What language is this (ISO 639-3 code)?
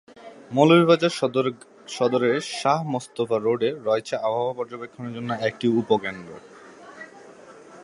ben